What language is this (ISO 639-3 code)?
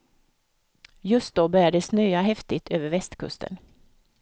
swe